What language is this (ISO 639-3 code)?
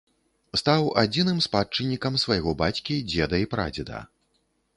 bel